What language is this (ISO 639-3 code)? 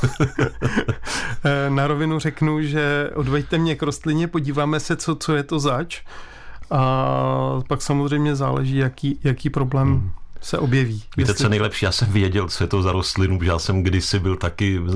ces